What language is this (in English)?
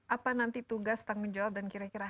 Indonesian